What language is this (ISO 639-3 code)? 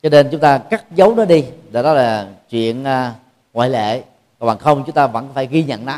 vie